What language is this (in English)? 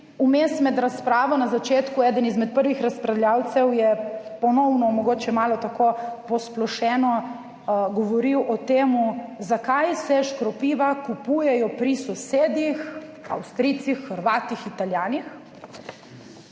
Slovenian